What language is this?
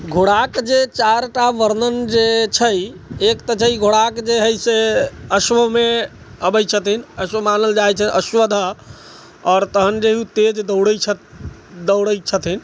Maithili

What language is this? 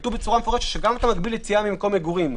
Hebrew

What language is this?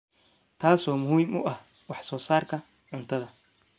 Somali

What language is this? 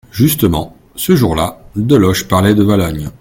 French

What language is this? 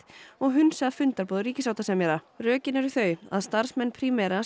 Icelandic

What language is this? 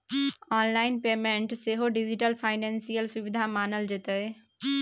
Maithili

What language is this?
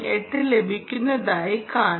Malayalam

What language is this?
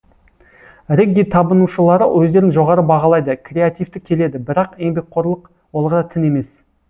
Kazakh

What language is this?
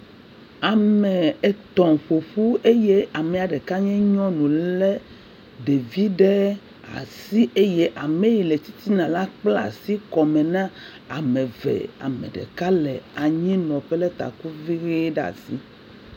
Ewe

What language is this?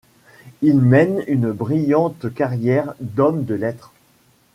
French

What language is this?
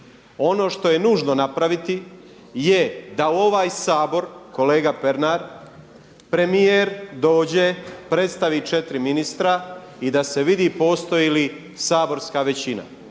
Croatian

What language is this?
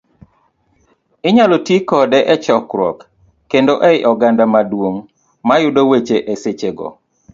Luo (Kenya and Tanzania)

